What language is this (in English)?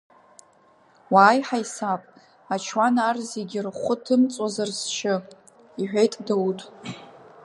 Abkhazian